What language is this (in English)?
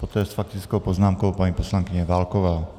Czech